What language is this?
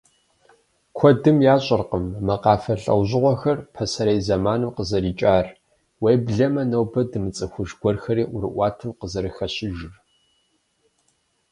Kabardian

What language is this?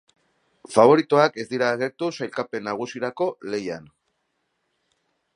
Basque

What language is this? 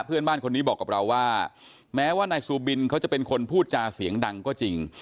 Thai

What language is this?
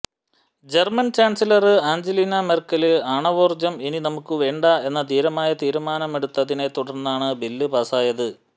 Malayalam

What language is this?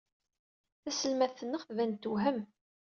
Kabyle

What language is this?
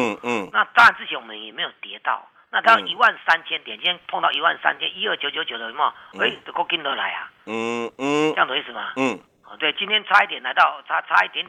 Chinese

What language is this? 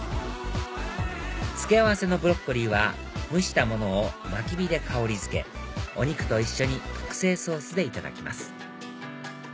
Japanese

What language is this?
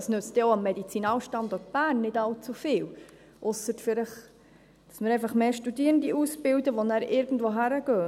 Swiss German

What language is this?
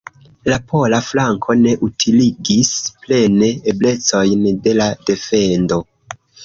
Esperanto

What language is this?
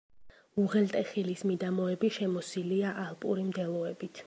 Georgian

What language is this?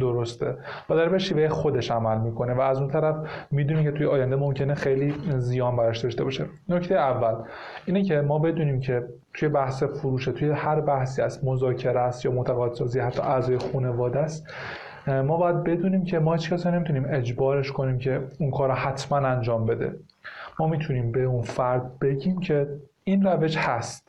Persian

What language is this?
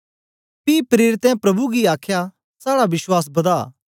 Dogri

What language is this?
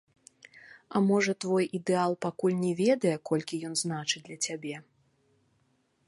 Belarusian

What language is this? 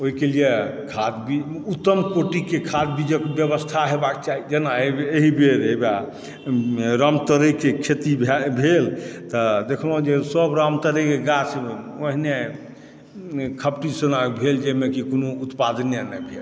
Maithili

